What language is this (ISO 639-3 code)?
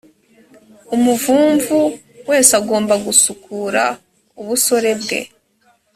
kin